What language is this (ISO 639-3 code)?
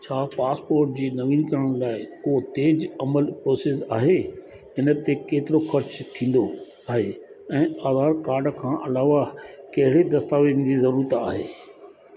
snd